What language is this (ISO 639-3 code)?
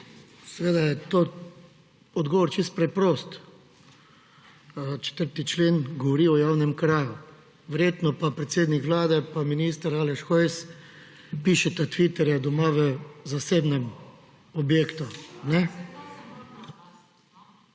slv